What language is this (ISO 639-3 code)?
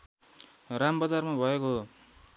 nep